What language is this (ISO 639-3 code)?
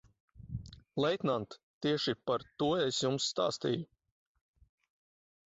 lav